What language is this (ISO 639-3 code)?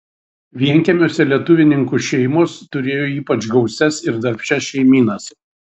lit